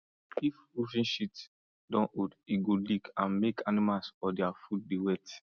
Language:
Nigerian Pidgin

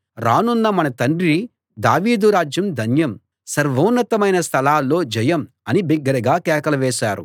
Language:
Telugu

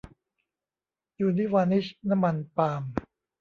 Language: Thai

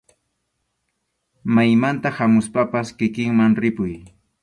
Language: Arequipa-La Unión Quechua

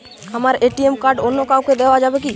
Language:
Bangla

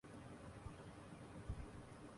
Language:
Urdu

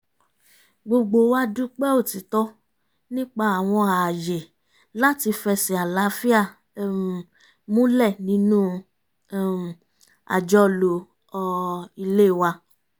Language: Yoruba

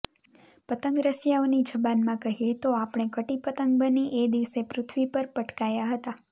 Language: Gujarati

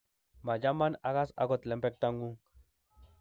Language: Kalenjin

